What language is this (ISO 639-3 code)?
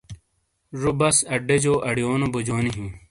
scl